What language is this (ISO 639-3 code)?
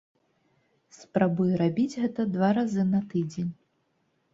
bel